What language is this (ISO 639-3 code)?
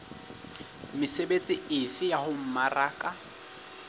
sot